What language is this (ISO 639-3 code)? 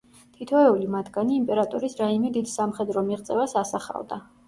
kat